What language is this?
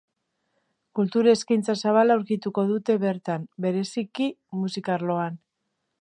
Basque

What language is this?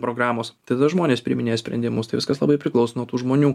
Lithuanian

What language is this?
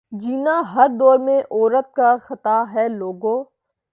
Urdu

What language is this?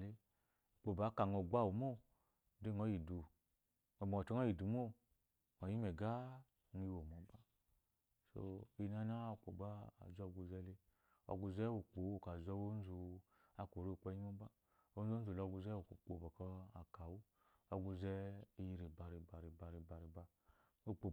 Eloyi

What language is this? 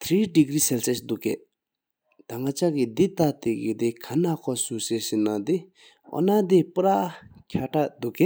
Sikkimese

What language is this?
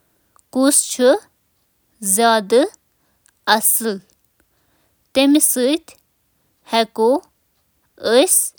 Kashmiri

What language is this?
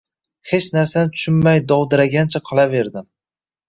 Uzbek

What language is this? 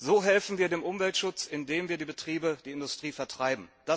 German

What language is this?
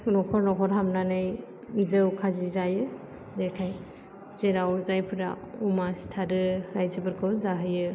Bodo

